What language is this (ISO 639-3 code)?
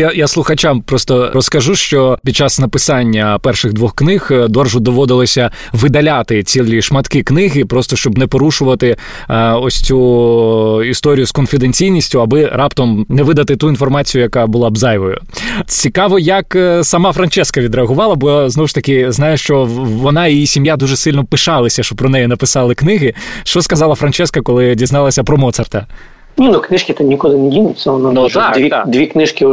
ukr